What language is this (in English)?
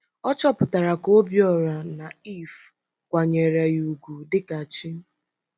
Igbo